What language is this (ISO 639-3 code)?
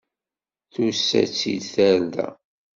kab